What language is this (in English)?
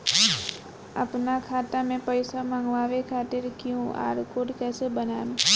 Bhojpuri